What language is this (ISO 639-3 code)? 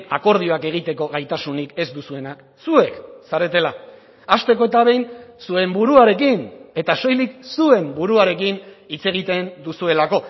eus